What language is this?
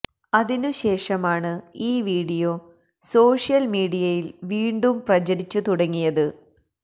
Malayalam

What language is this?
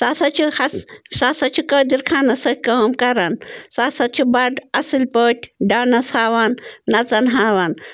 Kashmiri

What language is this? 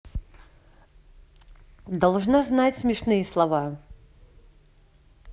Russian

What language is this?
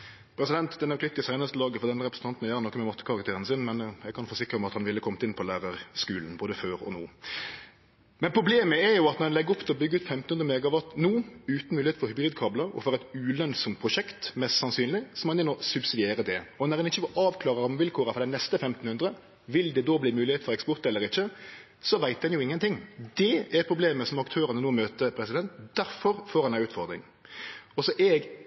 Norwegian Nynorsk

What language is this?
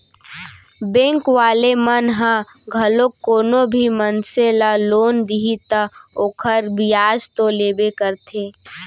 Chhattisgarhi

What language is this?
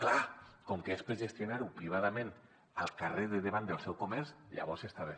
Catalan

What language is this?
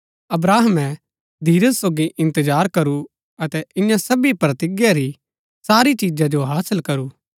Gaddi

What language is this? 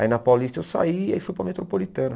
Portuguese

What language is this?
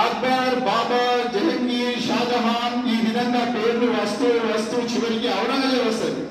Telugu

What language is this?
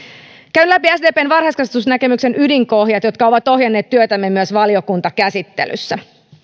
Finnish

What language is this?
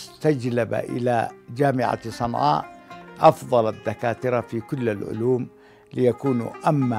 Arabic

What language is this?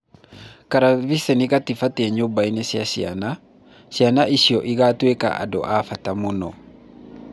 Kikuyu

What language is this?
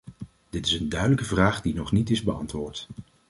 Dutch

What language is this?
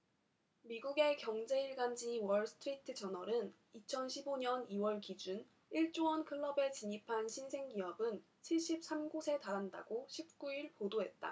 Korean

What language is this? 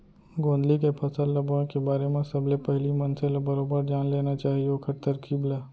Chhattisgarhi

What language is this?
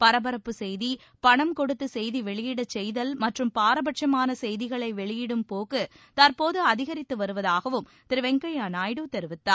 Tamil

